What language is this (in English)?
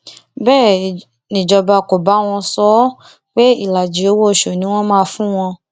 Yoruba